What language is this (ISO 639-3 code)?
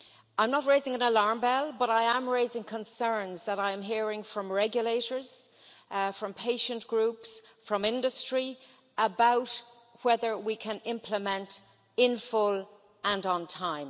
eng